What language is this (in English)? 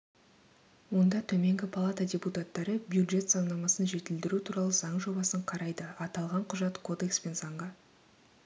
Kazakh